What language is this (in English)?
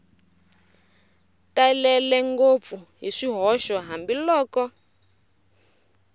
Tsonga